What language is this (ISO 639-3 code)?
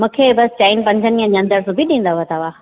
snd